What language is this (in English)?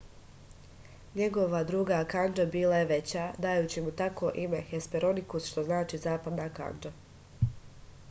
Serbian